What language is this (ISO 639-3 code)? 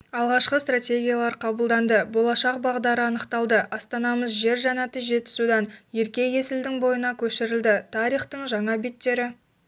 kaz